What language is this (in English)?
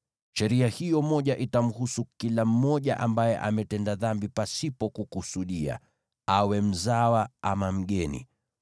Swahili